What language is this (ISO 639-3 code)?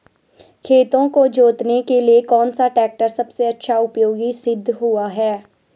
hin